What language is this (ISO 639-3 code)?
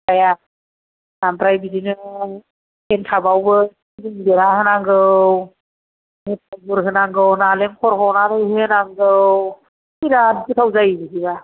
brx